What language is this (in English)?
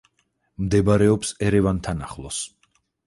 Georgian